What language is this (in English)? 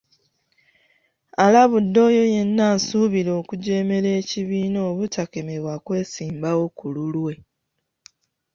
Ganda